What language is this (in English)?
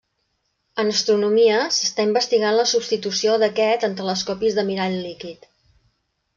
Catalan